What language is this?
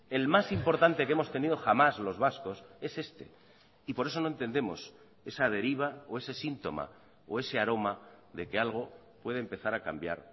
Spanish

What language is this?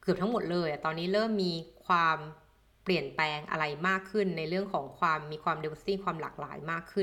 Thai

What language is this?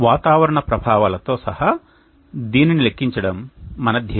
Telugu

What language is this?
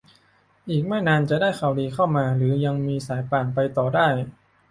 Thai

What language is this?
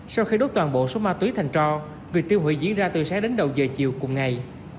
Vietnamese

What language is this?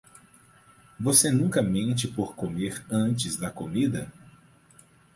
Portuguese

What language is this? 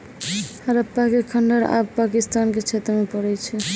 Maithili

